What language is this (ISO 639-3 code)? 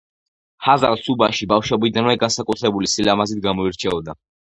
kat